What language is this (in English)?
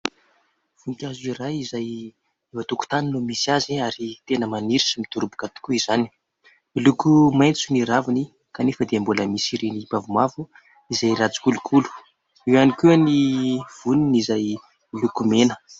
Malagasy